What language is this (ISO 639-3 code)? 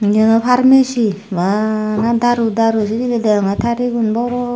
ccp